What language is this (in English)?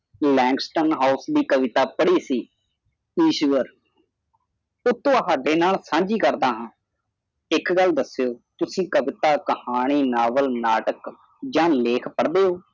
Punjabi